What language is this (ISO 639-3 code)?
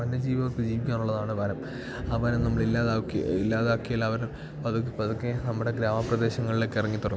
mal